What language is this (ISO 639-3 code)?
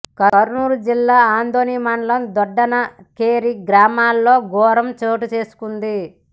tel